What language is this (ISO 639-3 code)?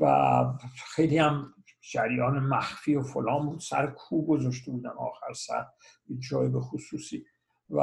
fas